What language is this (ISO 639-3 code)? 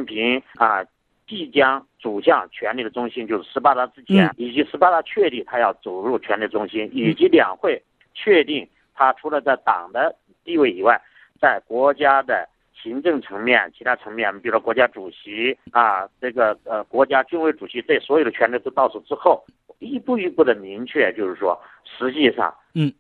zho